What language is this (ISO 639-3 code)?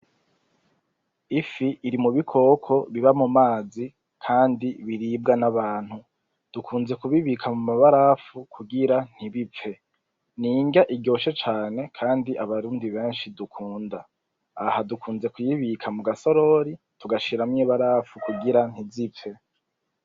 run